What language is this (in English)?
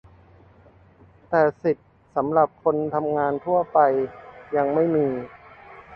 Thai